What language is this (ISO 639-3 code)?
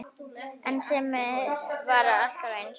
isl